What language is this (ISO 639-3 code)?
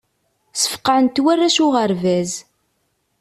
kab